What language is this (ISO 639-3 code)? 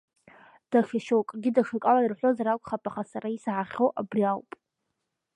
abk